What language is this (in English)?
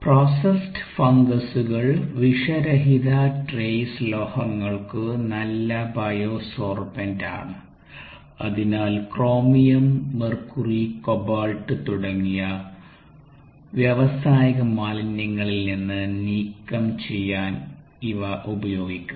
Malayalam